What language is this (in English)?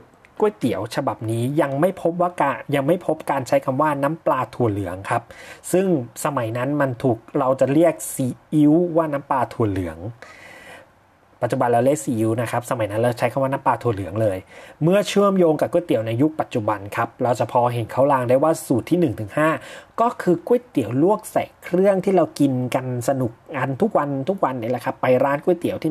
Thai